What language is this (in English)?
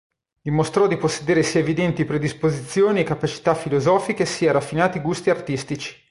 Italian